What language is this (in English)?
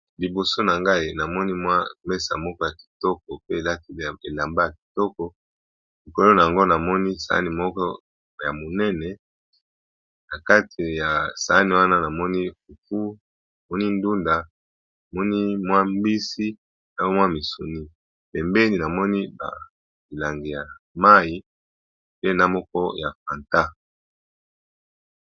Lingala